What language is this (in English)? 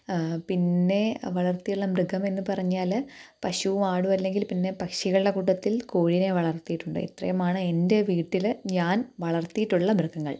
Malayalam